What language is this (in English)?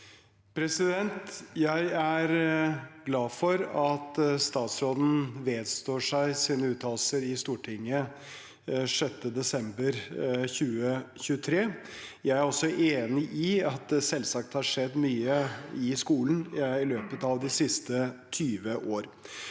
Norwegian